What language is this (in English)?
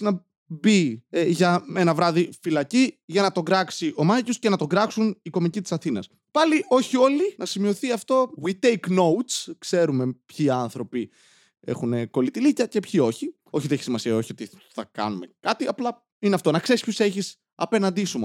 Greek